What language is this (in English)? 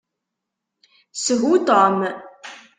Kabyle